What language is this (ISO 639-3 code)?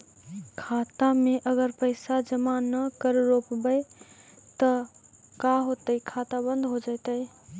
mag